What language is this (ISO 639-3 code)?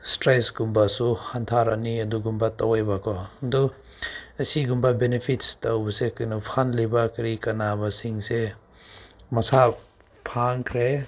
mni